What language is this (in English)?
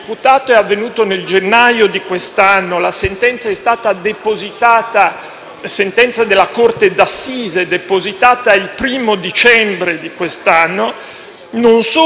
Italian